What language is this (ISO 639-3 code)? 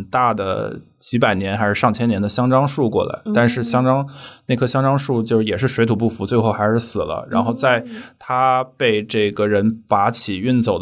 zho